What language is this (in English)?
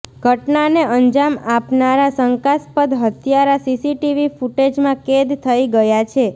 Gujarati